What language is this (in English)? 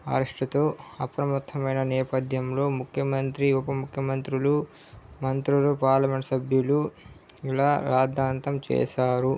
Telugu